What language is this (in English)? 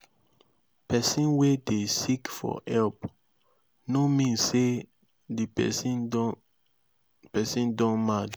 Nigerian Pidgin